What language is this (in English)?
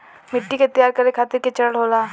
Bhojpuri